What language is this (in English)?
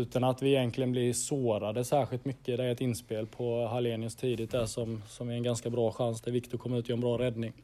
Swedish